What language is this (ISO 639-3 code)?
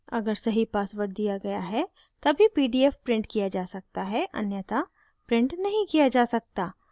hin